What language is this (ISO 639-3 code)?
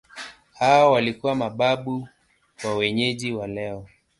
swa